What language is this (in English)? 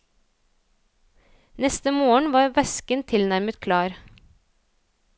Norwegian